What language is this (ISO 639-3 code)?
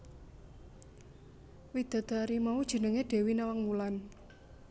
jav